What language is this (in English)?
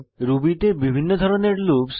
Bangla